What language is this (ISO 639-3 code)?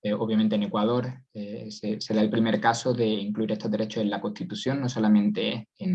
spa